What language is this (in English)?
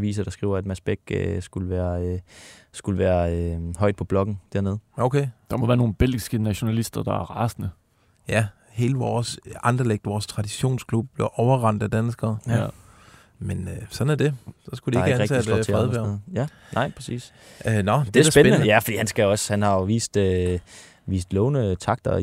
Danish